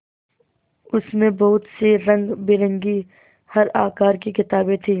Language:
Hindi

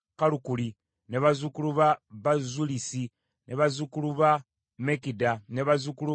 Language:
Ganda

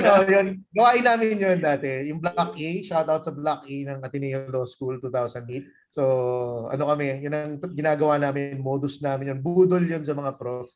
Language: Filipino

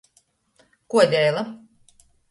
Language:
Latgalian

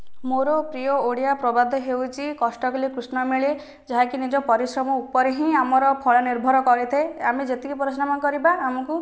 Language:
Odia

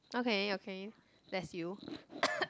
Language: English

